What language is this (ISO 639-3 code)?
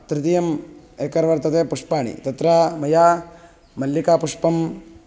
san